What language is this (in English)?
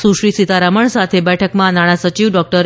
Gujarati